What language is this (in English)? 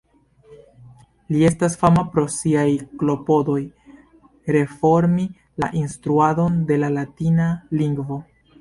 Esperanto